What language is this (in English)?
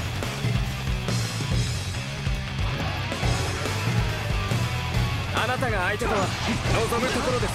Japanese